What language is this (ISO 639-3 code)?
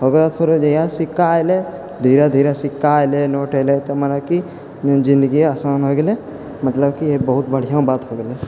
mai